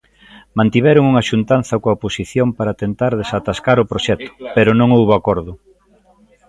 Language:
Galician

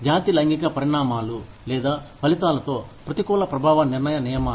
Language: Telugu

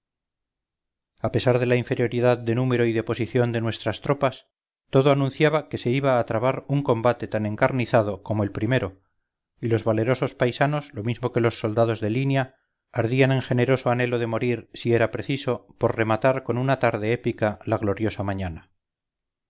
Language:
Spanish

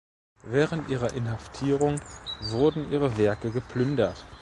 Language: German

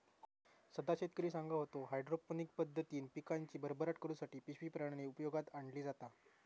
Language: Marathi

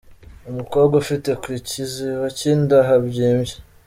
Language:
Kinyarwanda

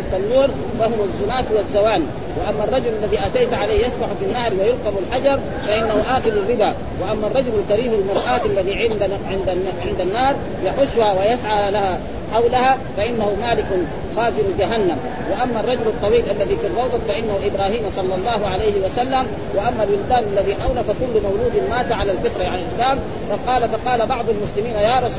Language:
Arabic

